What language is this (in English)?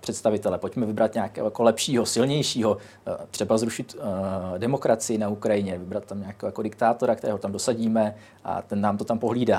Czech